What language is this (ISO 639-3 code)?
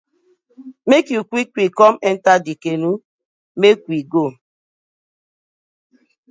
pcm